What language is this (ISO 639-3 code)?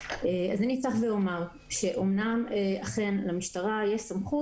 heb